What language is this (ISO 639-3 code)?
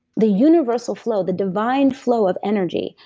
eng